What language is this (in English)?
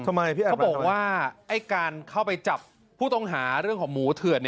Thai